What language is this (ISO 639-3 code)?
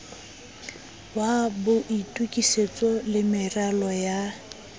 sot